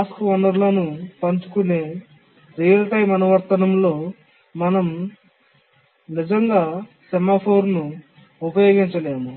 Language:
Telugu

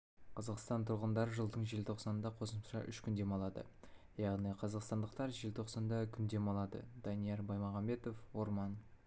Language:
Kazakh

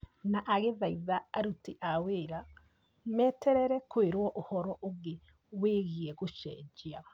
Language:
Kikuyu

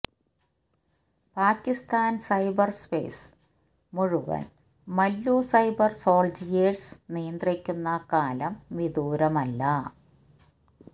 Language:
Malayalam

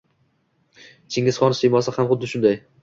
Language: Uzbek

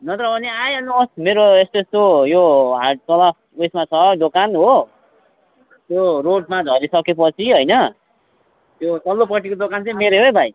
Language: Nepali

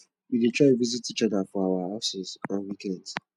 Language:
Nigerian Pidgin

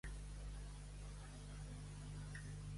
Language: Catalan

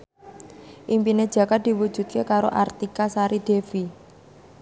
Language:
Javanese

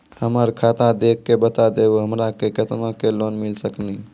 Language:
Maithili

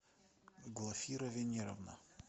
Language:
Russian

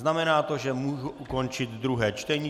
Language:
Czech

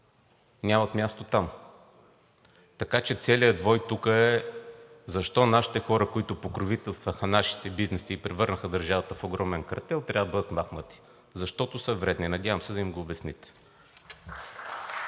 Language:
Bulgarian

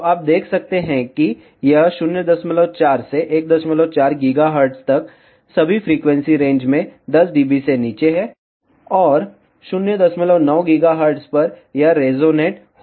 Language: Hindi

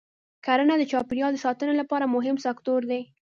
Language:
Pashto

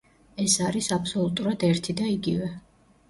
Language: Georgian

